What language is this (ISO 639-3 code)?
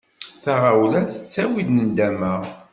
kab